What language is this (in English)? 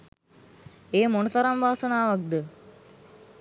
Sinhala